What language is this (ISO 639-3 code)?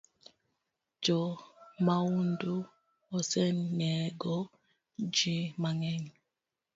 luo